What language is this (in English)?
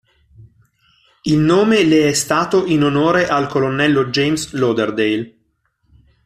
Italian